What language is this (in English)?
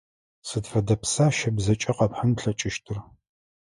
Adyghe